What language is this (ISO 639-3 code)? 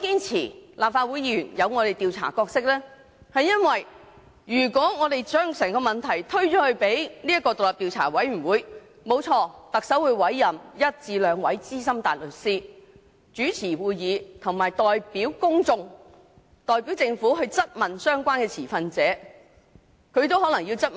yue